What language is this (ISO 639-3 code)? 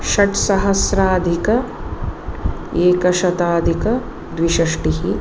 san